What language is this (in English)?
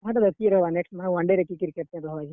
Odia